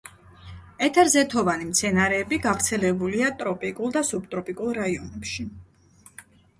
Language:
Georgian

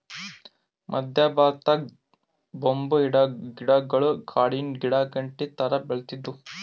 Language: Kannada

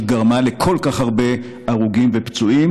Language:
Hebrew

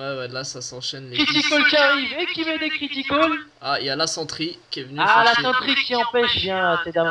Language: French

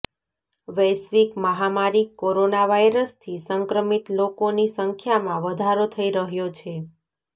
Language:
Gujarati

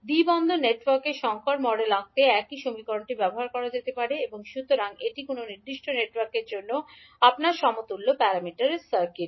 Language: Bangla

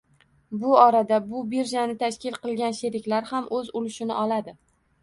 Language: Uzbek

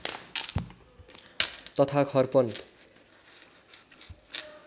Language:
Nepali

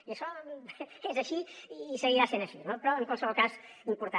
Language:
Catalan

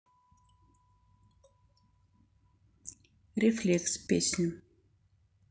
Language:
Russian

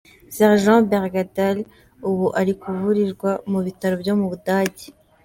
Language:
Kinyarwanda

